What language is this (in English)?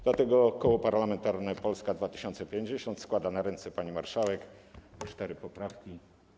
Polish